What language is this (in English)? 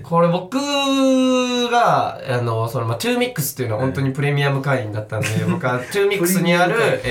Japanese